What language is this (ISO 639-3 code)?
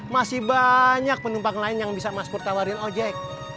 ind